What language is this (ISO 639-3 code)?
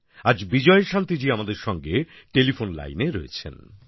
ben